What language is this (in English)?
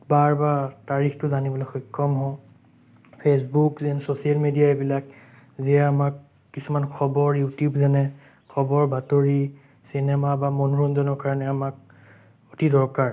Assamese